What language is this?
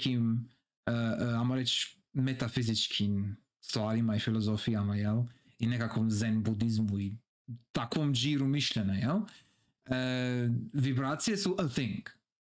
Croatian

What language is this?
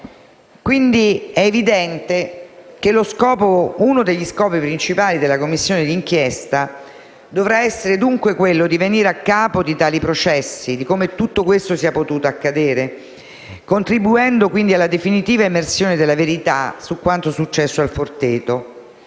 Italian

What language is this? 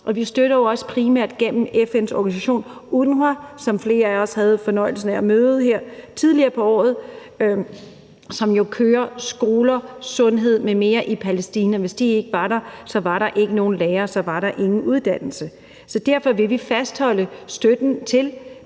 Danish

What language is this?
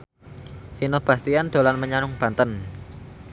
Javanese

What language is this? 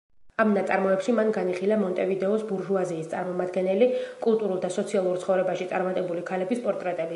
Georgian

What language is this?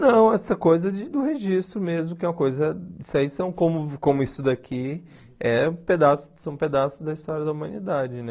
Portuguese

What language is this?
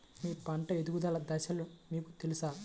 Telugu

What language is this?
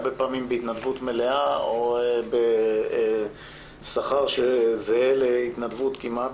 Hebrew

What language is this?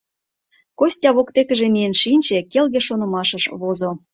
Mari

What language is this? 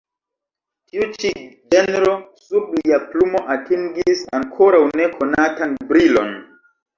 Esperanto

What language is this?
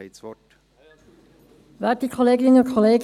Swiss German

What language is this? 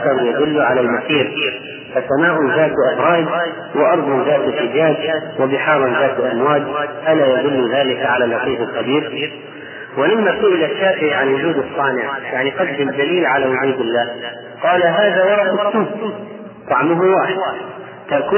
Arabic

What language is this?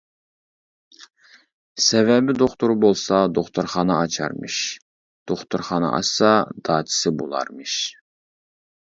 Uyghur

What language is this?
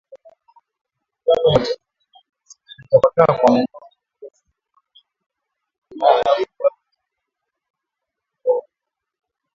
Swahili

